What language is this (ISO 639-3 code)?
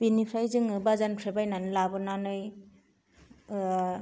brx